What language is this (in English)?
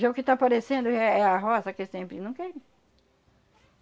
Portuguese